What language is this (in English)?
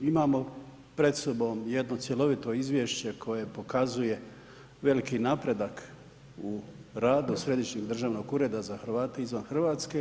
Croatian